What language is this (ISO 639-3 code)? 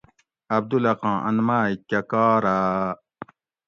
gwc